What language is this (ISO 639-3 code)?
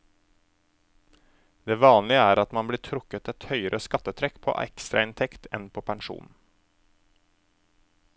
nor